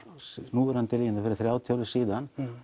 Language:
Icelandic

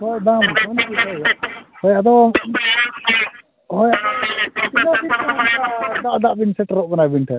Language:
Santali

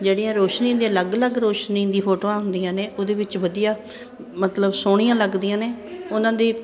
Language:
Punjabi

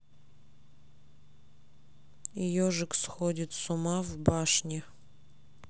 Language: Russian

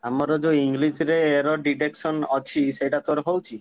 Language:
Odia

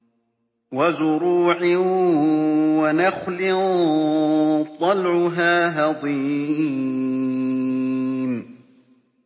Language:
Arabic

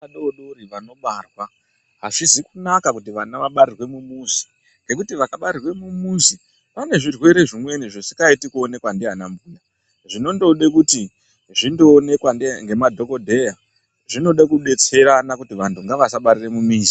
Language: Ndau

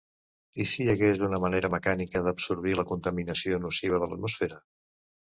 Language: Catalan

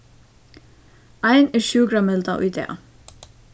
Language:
Faroese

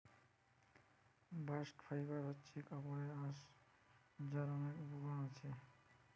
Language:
Bangla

